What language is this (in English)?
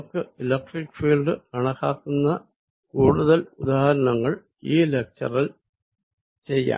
Malayalam